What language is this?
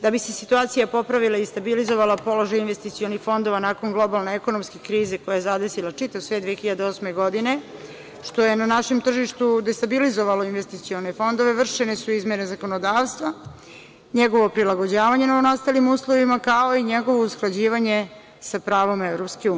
Serbian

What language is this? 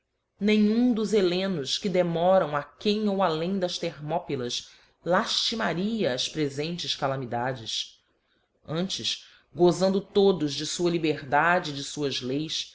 Portuguese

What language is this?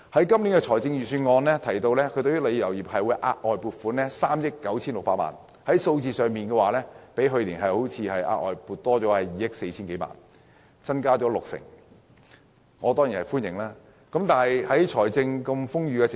Cantonese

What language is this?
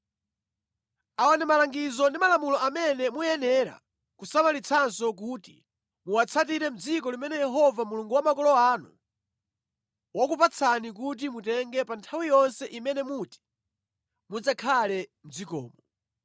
Nyanja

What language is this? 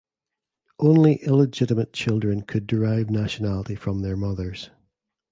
English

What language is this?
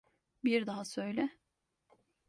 Turkish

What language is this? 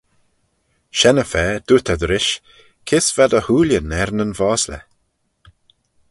Manx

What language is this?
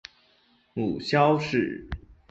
Chinese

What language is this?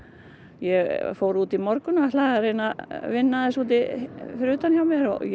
Icelandic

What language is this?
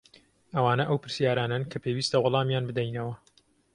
Central Kurdish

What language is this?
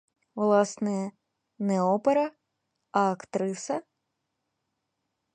Ukrainian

